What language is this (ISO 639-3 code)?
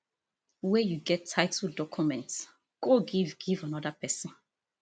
pcm